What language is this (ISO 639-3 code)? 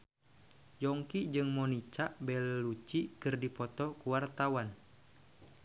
sun